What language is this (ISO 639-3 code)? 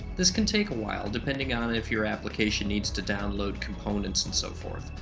eng